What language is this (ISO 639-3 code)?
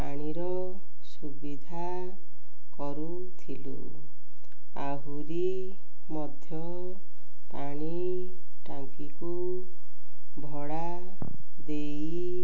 ori